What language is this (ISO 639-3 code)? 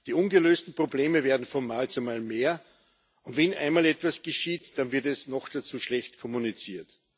deu